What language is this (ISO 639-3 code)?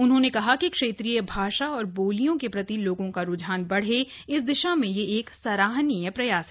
hin